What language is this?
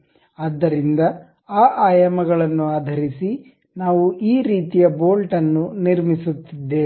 Kannada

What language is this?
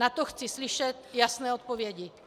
Czech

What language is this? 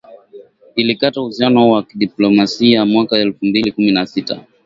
Swahili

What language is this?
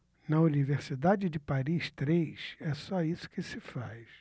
Portuguese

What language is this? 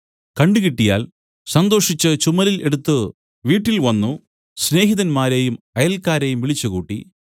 Malayalam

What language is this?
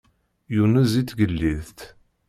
Kabyle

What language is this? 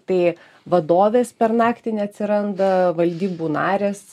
Lithuanian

